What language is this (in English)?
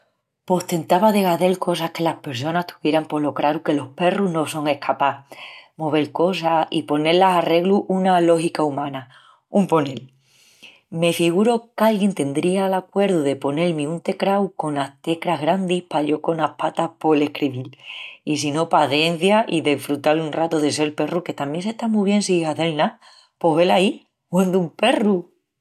Extremaduran